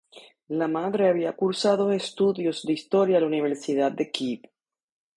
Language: Spanish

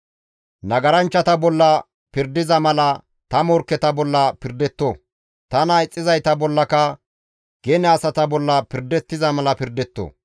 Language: Gamo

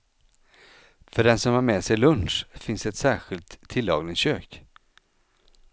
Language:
Swedish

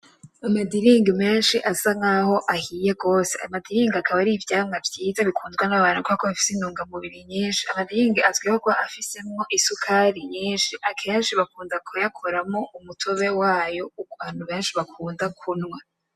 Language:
Rundi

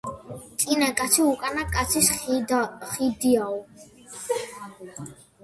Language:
Georgian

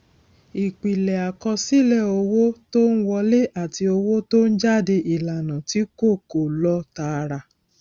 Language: Yoruba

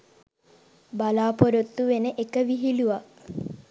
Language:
Sinhala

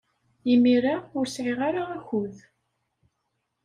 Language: Kabyle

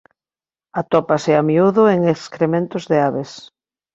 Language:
Galician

